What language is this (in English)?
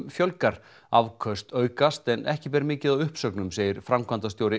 Icelandic